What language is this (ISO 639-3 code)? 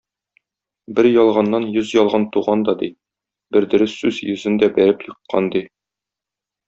tat